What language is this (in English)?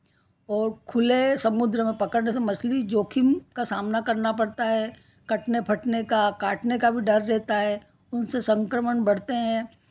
Hindi